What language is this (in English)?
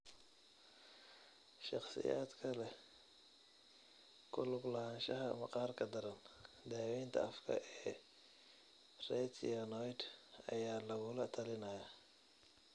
Somali